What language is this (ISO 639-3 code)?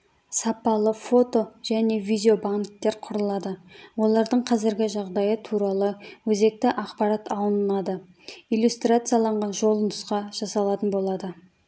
kaz